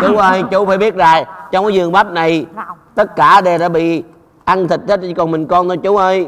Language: Vietnamese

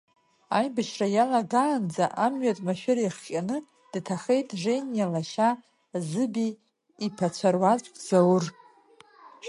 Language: Abkhazian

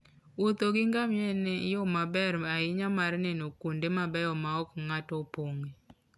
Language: Luo (Kenya and Tanzania)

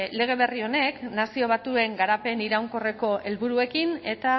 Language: Basque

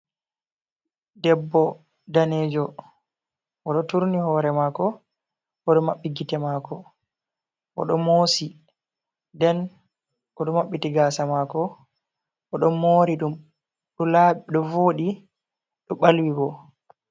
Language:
Fula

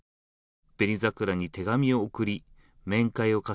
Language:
Japanese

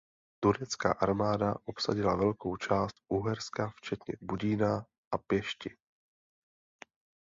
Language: Czech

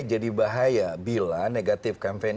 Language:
Indonesian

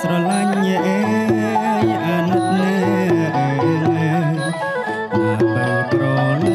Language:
Vietnamese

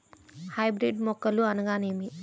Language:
Telugu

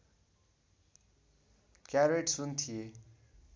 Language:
Nepali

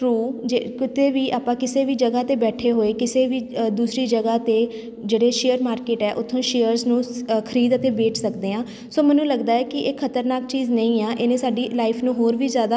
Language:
Punjabi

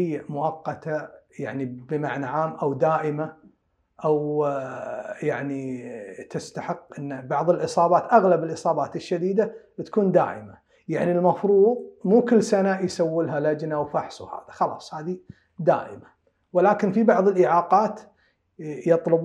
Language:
Arabic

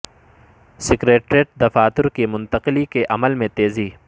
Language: Urdu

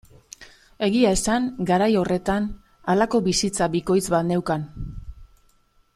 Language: Basque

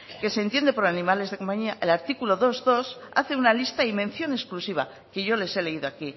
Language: Spanish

